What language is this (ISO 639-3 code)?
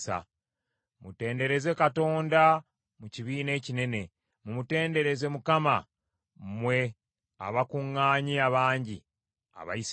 lug